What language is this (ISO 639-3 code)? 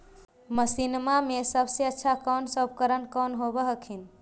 mag